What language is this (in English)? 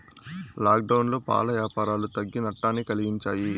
Telugu